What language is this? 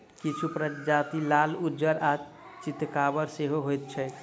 Maithili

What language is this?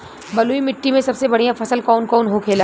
Bhojpuri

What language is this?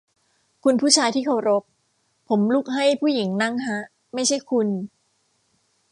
Thai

